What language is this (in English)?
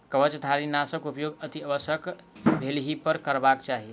Maithili